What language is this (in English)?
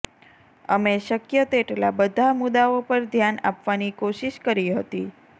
Gujarati